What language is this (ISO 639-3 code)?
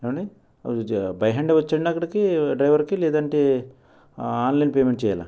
tel